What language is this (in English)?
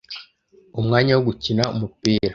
Kinyarwanda